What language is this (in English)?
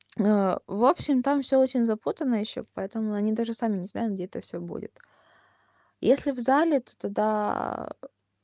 Russian